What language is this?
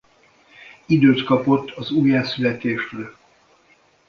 Hungarian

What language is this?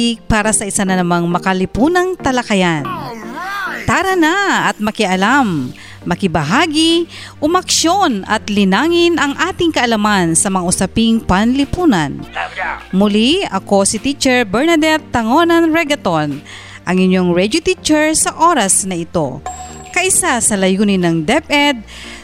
Filipino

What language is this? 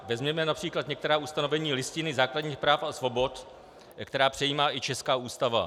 Czech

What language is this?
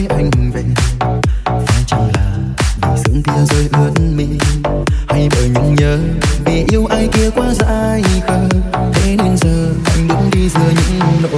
Vietnamese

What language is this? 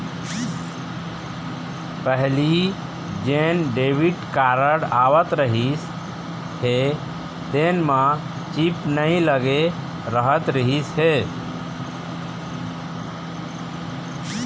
Chhattisgarhi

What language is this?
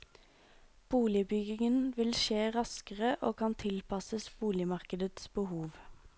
Norwegian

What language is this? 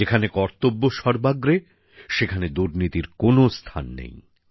Bangla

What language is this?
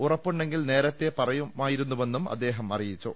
Malayalam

